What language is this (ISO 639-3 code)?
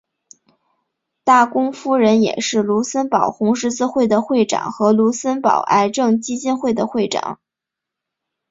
zho